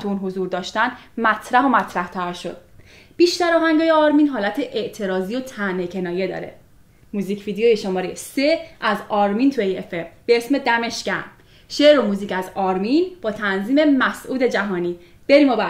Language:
Persian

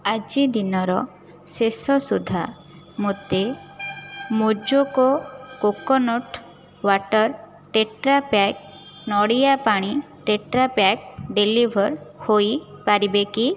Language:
Odia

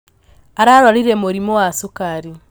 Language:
Kikuyu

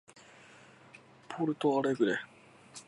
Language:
Japanese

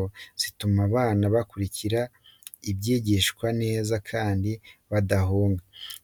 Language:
Kinyarwanda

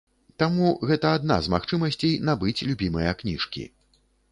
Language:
Belarusian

